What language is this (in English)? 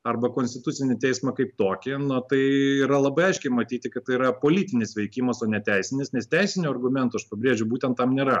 Lithuanian